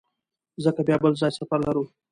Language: Pashto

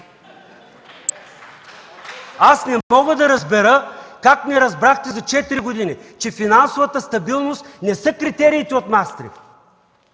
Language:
Bulgarian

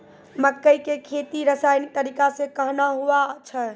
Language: Maithili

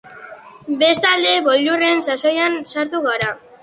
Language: Basque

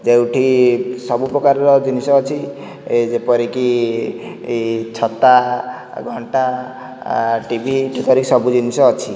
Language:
Odia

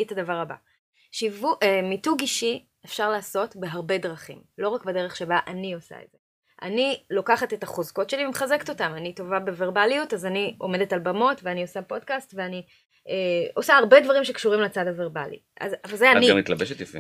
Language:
Hebrew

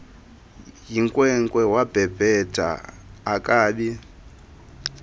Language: Xhosa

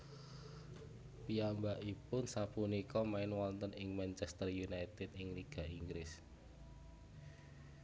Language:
Javanese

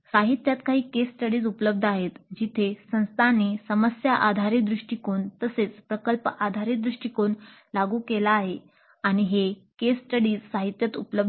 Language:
Marathi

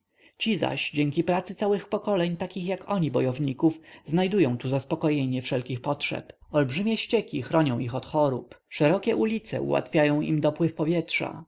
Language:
Polish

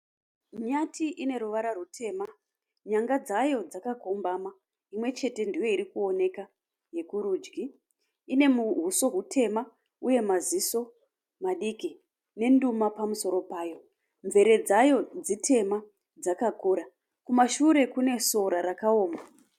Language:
Shona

